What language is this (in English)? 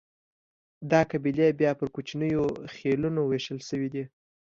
Pashto